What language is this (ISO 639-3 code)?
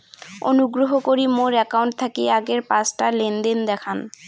ben